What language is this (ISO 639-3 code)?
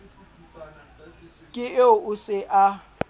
sot